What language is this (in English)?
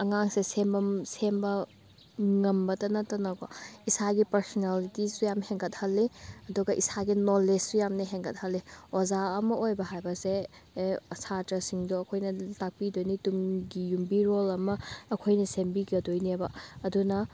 Manipuri